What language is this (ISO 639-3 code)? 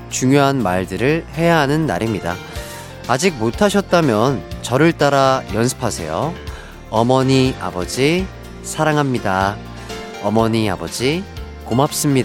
kor